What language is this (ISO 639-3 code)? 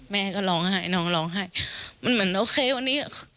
tha